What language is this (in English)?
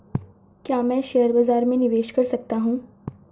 Hindi